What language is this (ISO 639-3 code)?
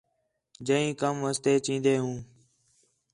xhe